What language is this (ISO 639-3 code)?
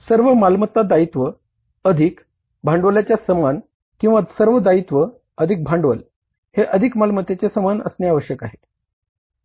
mar